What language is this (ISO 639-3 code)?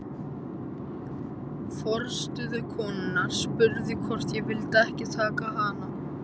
isl